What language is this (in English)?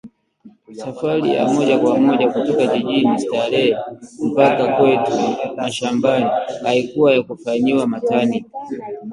Swahili